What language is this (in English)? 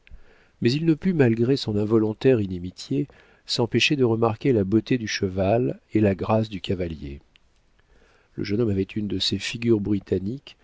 French